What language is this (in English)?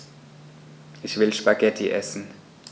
German